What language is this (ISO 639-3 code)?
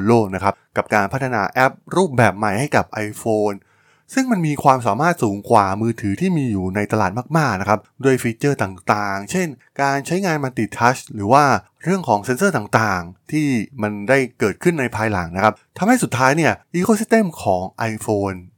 tha